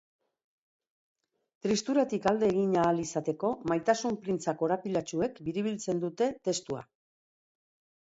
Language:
Basque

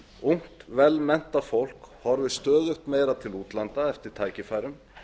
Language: Icelandic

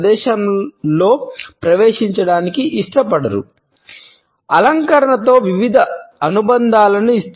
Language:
Telugu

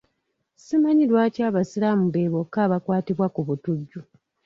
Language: Ganda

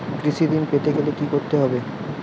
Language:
Bangla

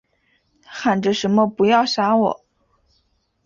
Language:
Chinese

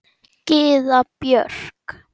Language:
Icelandic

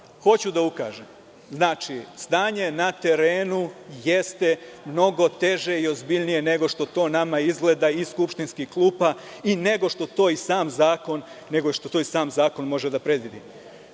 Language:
Serbian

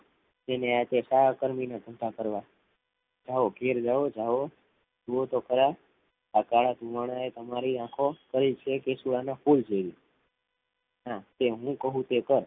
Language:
Gujarati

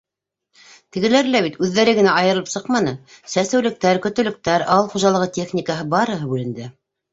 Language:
Bashkir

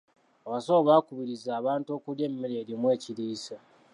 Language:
Ganda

